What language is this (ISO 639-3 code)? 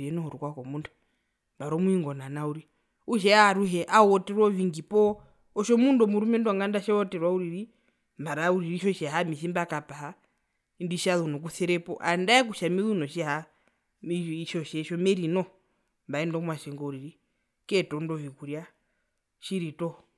her